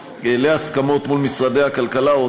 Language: Hebrew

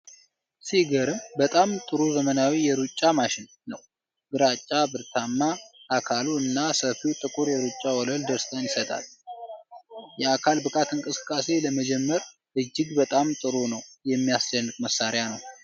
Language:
Amharic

